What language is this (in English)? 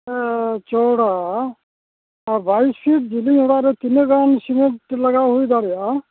Santali